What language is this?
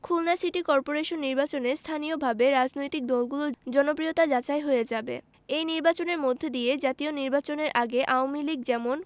Bangla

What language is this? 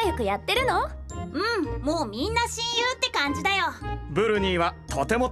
Japanese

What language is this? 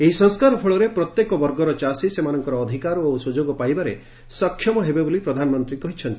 Odia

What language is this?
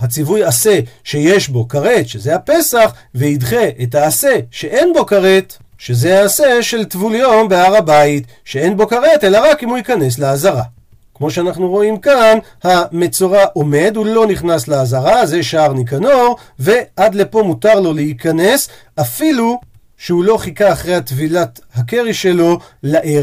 Hebrew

